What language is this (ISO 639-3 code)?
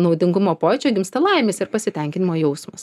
lit